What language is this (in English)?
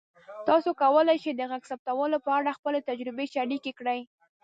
Pashto